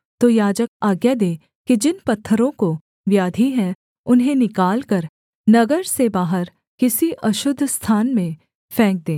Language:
Hindi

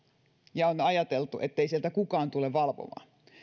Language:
Finnish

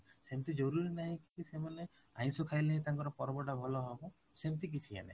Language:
Odia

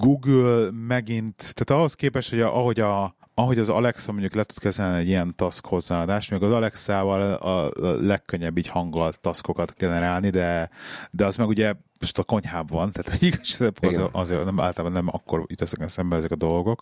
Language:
Hungarian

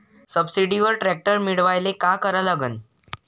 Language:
Marathi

